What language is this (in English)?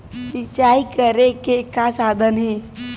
Chhattisgarhi